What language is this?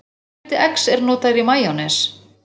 Icelandic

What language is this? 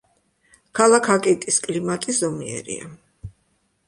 Georgian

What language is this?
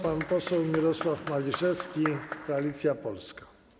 Polish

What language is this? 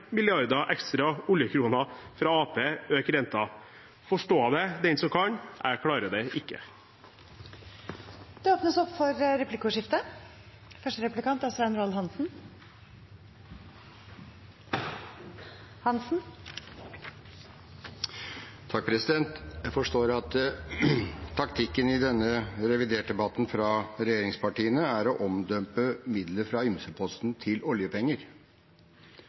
Norwegian Bokmål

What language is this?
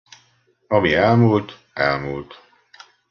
Hungarian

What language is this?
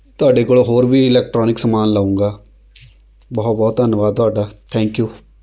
Punjabi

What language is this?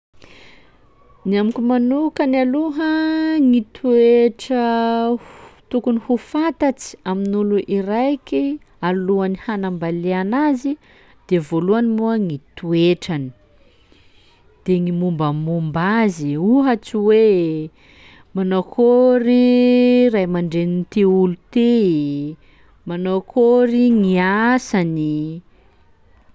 Sakalava Malagasy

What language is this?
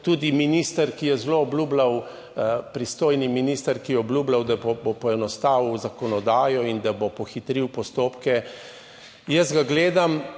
Slovenian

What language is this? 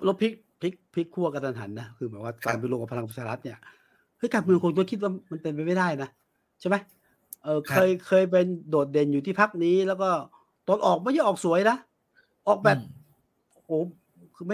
Thai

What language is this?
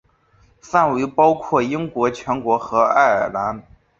Chinese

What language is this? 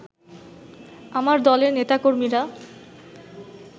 Bangla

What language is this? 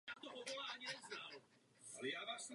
Czech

